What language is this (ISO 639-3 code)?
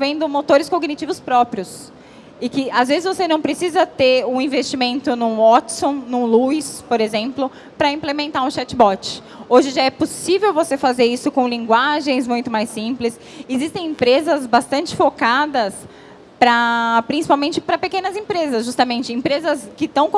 por